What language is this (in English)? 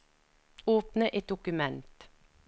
Norwegian